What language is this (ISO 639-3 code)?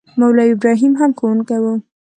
pus